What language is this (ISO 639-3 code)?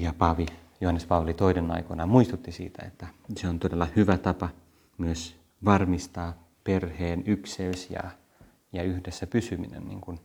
fin